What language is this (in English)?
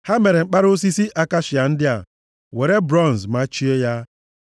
Igbo